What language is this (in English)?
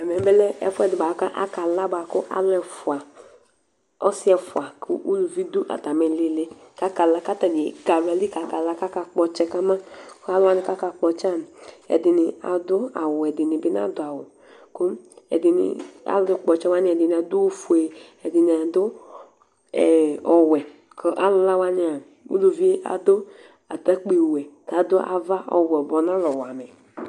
Ikposo